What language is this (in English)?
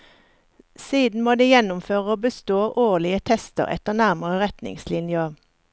Norwegian